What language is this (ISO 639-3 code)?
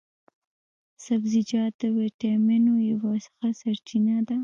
pus